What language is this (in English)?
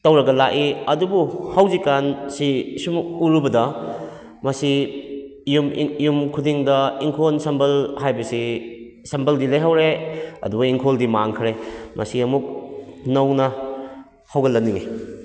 Manipuri